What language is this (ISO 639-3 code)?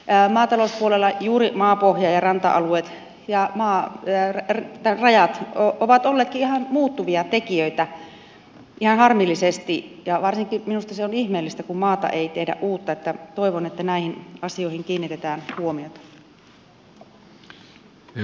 fin